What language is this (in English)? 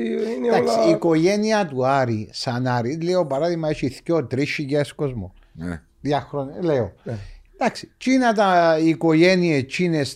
Greek